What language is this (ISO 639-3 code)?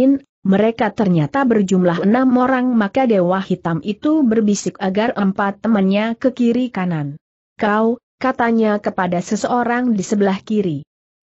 ind